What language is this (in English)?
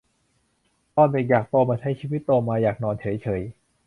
Thai